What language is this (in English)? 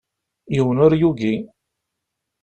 Kabyle